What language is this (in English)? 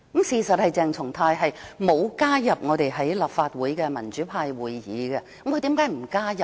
Cantonese